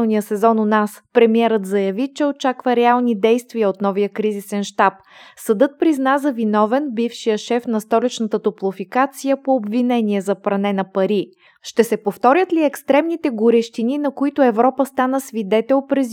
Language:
Bulgarian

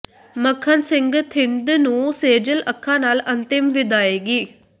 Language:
Punjabi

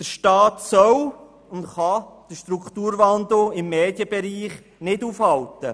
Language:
Swiss German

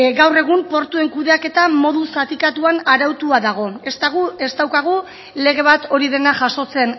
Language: Basque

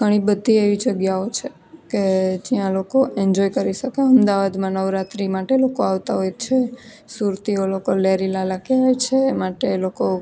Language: Gujarati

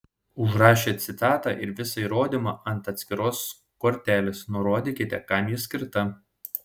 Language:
Lithuanian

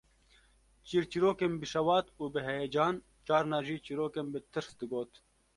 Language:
Kurdish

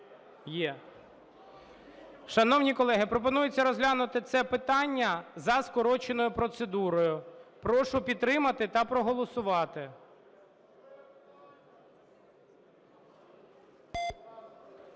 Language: Ukrainian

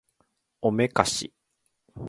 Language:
Japanese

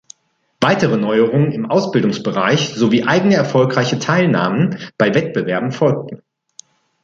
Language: German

